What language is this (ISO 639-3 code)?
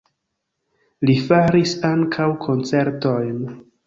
epo